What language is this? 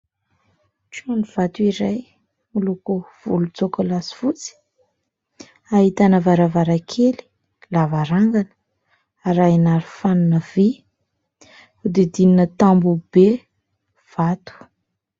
Malagasy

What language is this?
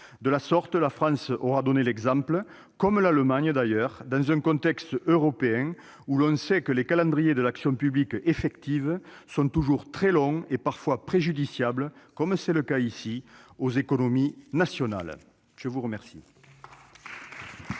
French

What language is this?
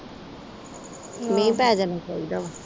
Punjabi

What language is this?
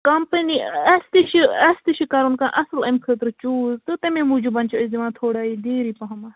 Kashmiri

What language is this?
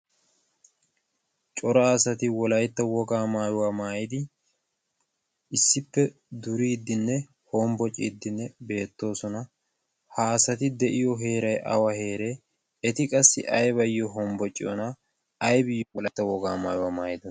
Wolaytta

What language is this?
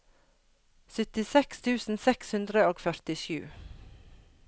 Norwegian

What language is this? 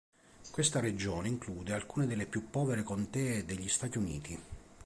Italian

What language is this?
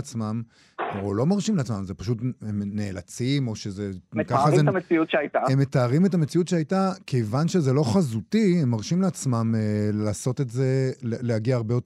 Hebrew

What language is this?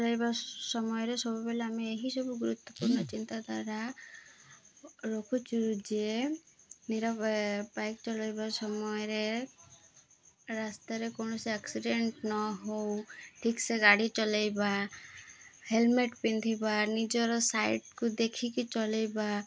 Odia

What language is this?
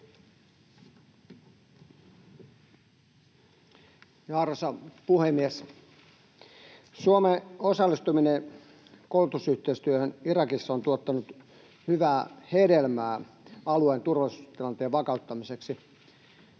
Finnish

